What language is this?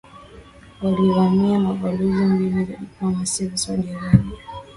Swahili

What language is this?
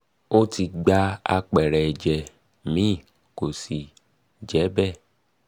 Yoruba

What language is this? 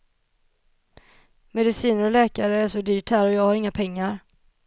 Swedish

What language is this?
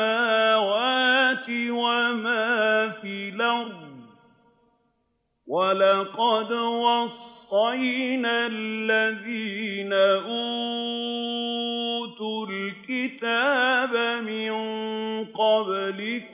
Arabic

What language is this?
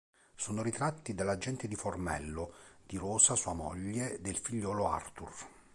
Italian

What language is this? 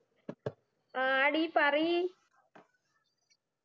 Malayalam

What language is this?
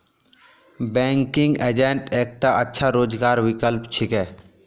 Magahi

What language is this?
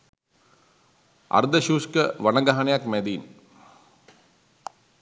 Sinhala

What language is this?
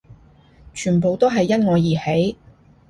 Cantonese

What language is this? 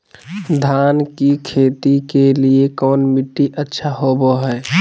Magahi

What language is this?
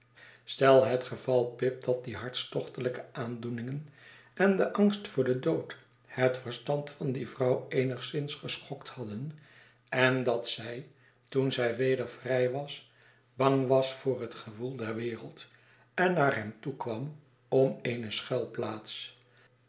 Dutch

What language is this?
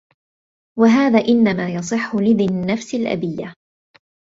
Arabic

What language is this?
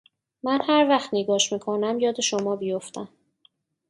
Persian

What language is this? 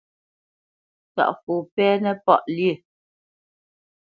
Bamenyam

